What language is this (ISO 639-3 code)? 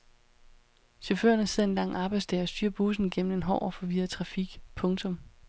dan